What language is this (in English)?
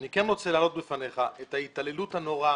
Hebrew